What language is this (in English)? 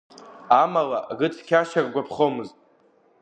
Abkhazian